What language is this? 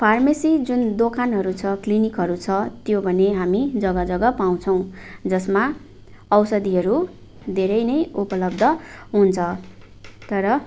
Nepali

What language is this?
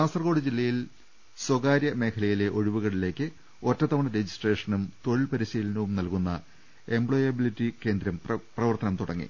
Malayalam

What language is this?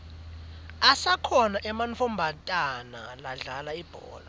Swati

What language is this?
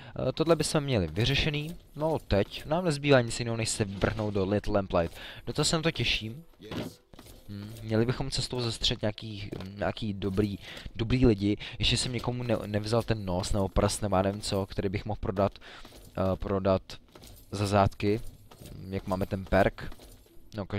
Czech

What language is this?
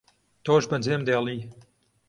Central Kurdish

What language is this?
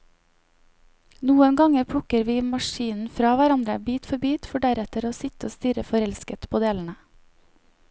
Norwegian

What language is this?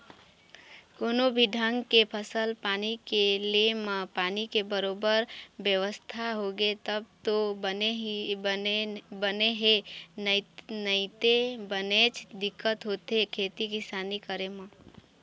Chhattisgarhi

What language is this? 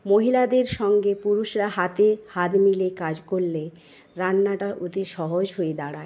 Bangla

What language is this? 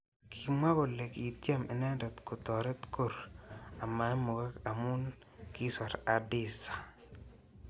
Kalenjin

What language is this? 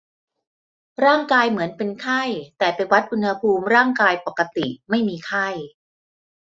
Thai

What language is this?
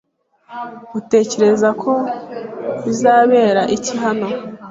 Kinyarwanda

